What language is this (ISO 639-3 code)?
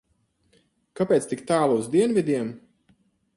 lav